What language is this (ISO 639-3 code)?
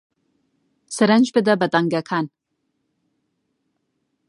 ckb